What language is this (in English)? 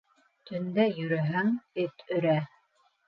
Bashkir